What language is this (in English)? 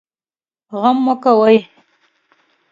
Pashto